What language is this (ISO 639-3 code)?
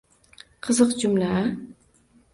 uzb